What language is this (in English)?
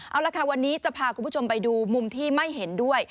Thai